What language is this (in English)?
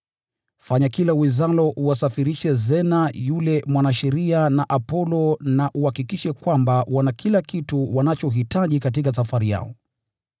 Swahili